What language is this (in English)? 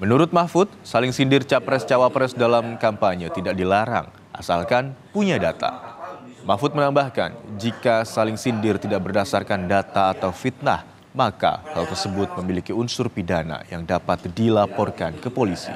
Indonesian